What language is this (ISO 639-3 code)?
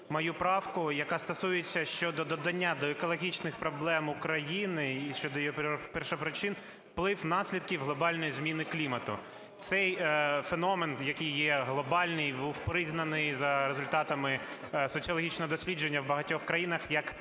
ukr